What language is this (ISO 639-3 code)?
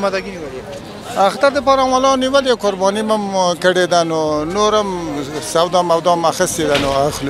ara